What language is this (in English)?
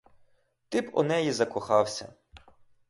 Ukrainian